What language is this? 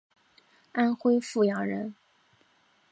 Chinese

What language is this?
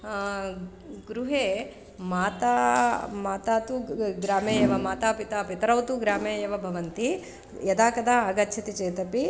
Sanskrit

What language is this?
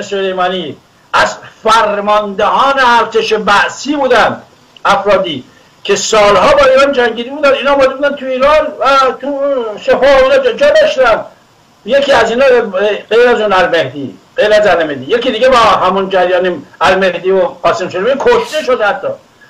Persian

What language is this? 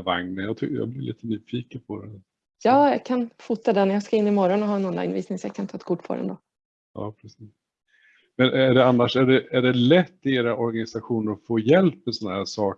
Swedish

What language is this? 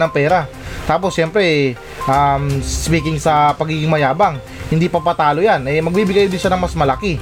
Filipino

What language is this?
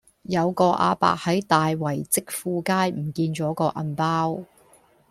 Cantonese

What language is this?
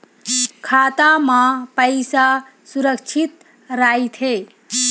Chhattisgarhi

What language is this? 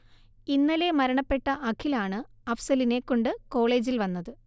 Malayalam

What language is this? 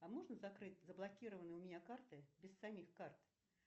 Russian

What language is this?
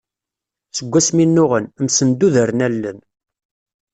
Kabyle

